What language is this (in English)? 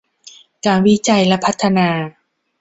Thai